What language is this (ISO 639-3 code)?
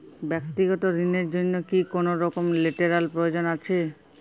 ben